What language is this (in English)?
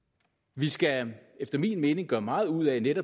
Danish